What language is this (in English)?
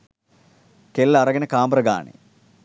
Sinhala